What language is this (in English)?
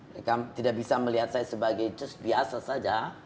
Indonesian